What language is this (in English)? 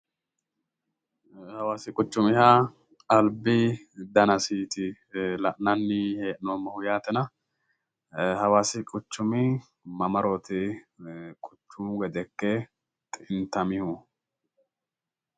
Sidamo